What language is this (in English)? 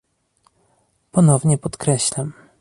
Polish